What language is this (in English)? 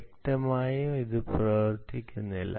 Malayalam